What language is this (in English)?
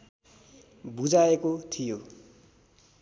Nepali